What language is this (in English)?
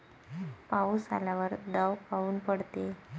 Marathi